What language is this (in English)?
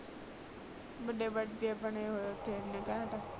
Punjabi